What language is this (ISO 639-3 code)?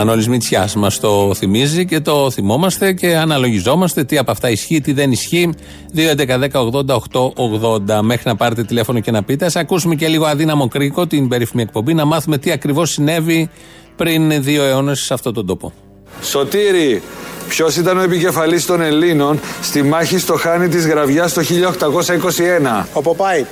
ell